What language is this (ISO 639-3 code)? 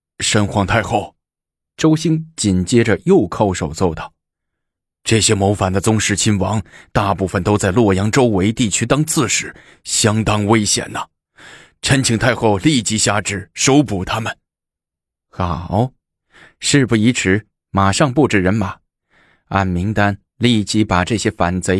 zho